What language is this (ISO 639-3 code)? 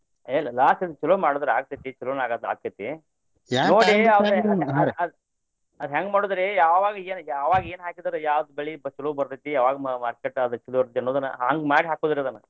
kan